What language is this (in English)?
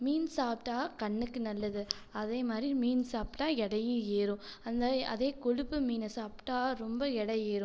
Tamil